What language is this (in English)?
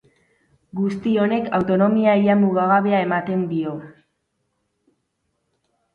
Basque